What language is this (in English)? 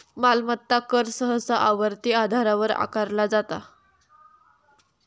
Marathi